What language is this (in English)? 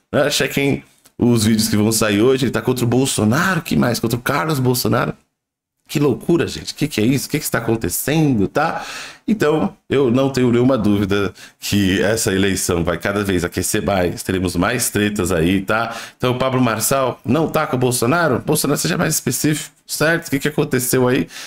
Portuguese